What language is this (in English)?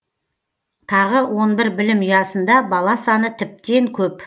Kazakh